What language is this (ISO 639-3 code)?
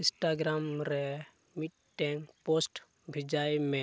sat